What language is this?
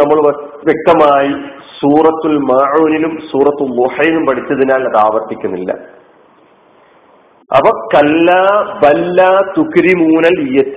Malayalam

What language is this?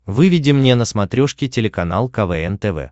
Russian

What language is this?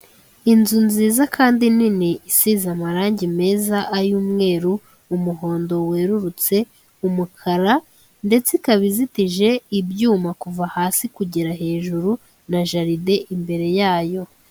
Kinyarwanda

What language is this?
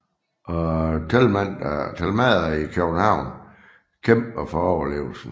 Danish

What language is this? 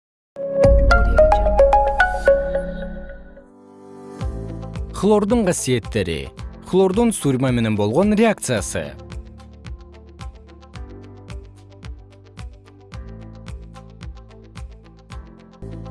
Kyrgyz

